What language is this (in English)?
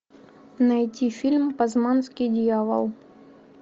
Russian